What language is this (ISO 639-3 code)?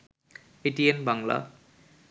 ben